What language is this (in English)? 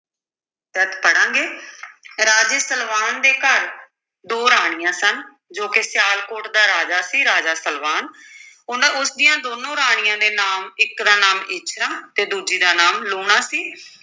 Punjabi